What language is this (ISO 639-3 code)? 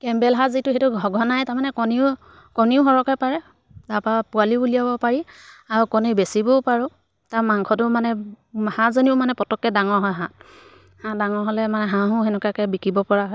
asm